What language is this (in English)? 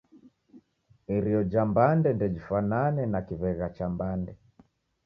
Taita